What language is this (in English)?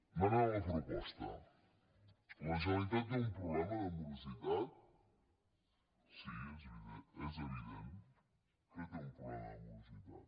Catalan